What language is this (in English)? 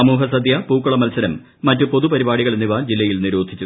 Malayalam